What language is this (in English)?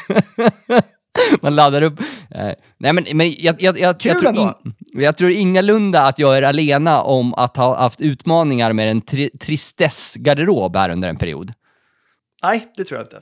Swedish